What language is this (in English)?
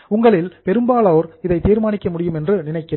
Tamil